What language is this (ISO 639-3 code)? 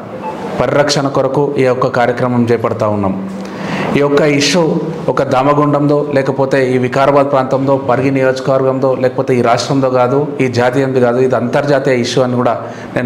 tel